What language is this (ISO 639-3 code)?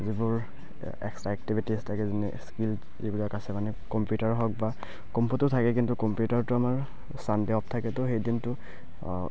asm